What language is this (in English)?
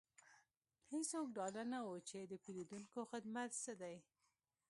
Pashto